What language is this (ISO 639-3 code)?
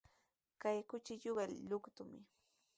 qws